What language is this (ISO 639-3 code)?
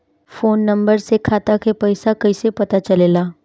bho